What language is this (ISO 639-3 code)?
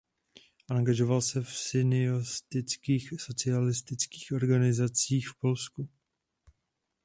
ces